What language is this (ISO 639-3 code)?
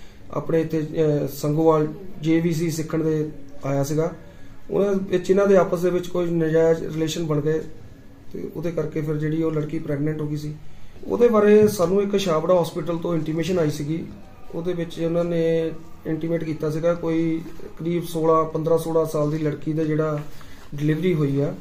pan